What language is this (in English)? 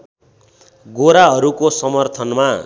Nepali